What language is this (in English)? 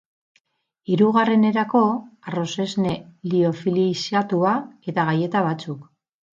Basque